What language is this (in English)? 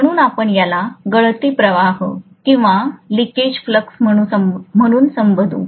Marathi